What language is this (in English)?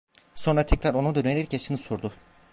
Turkish